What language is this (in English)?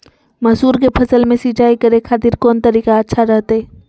Magahi